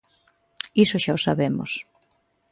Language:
Galician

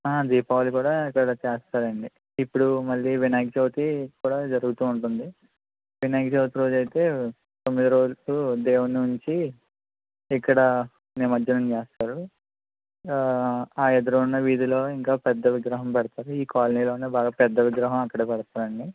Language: Telugu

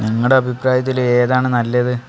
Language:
Malayalam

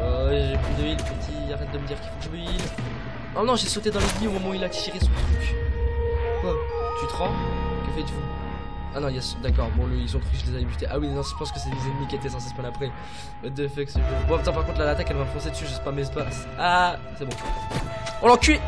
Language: French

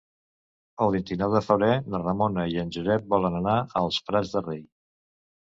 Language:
Catalan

